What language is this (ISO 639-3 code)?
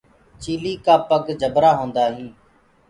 ggg